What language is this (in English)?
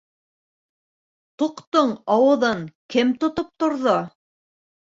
Bashkir